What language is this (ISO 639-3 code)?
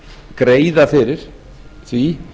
isl